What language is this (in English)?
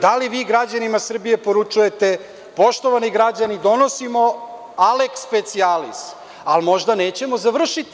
Serbian